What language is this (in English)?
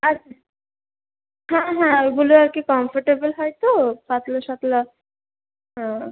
Bangla